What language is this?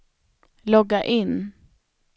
Swedish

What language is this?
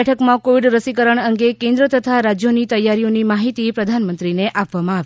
Gujarati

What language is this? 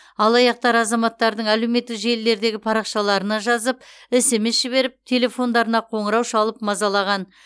Kazakh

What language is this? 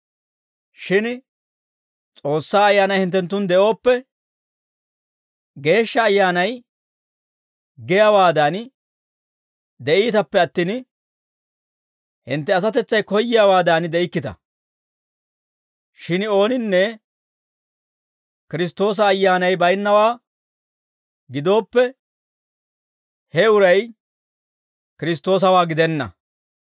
Dawro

